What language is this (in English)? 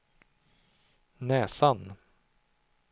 Swedish